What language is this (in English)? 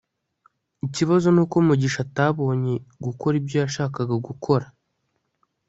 Kinyarwanda